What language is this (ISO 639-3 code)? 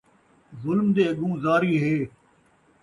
skr